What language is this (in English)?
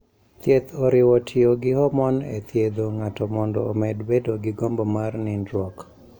Luo (Kenya and Tanzania)